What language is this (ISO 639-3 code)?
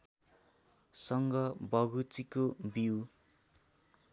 nep